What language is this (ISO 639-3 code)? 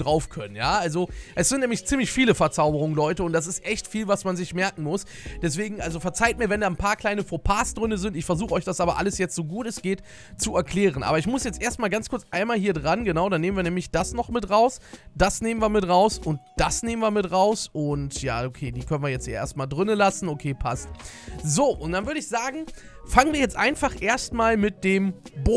deu